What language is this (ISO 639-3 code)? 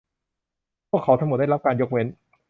tha